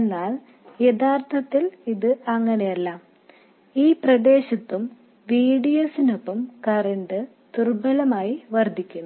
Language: Malayalam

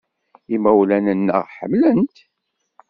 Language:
Kabyle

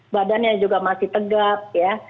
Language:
Indonesian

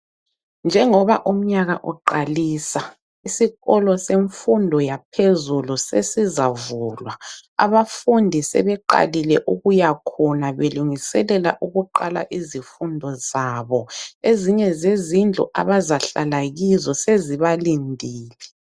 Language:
North Ndebele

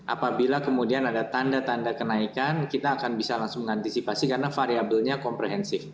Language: Indonesian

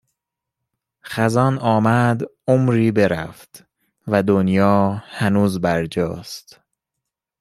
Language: Persian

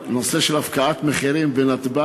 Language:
Hebrew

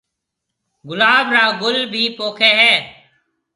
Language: Marwari (Pakistan)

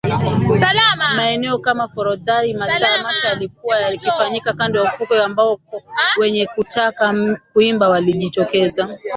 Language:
Swahili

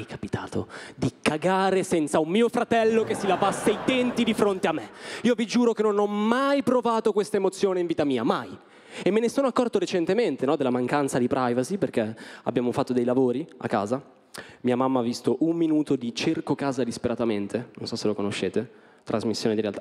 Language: Italian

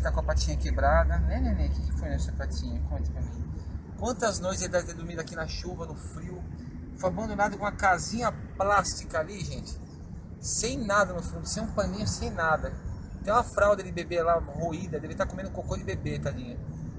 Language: Portuguese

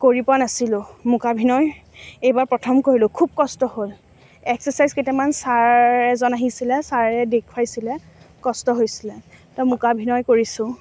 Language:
Assamese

